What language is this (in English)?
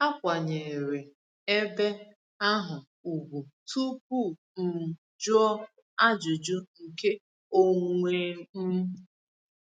Igbo